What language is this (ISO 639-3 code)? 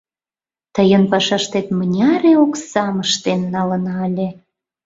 chm